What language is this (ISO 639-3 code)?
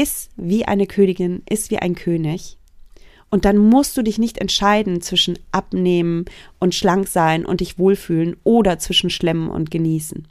deu